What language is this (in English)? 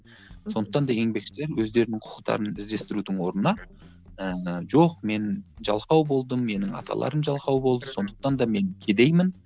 Kazakh